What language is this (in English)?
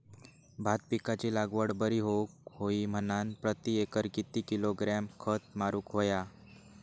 Marathi